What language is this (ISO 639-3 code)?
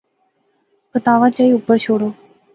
phr